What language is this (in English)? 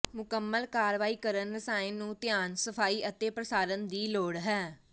Punjabi